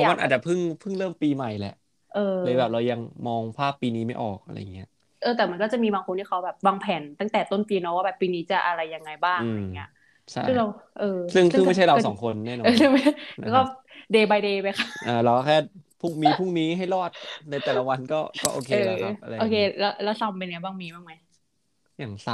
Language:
Thai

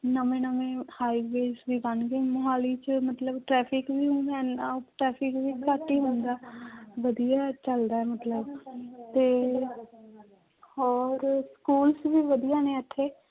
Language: Punjabi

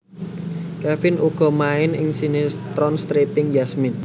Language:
Javanese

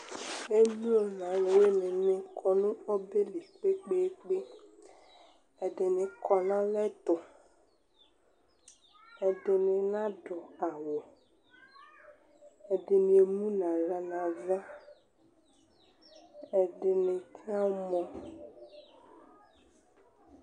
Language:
Ikposo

